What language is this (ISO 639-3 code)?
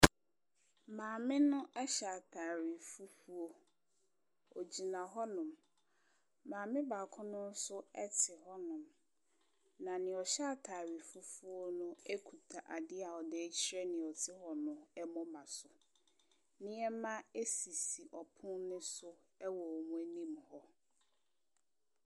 aka